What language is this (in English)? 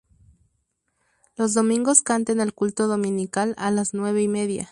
Spanish